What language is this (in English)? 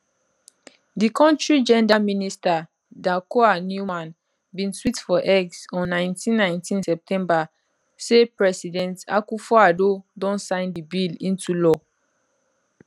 Nigerian Pidgin